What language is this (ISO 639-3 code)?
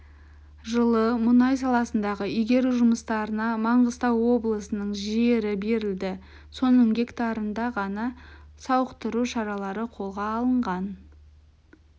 kaz